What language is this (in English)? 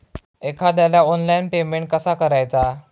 Marathi